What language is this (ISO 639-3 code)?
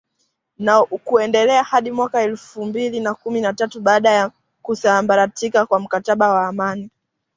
swa